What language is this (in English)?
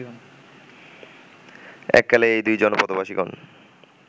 Bangla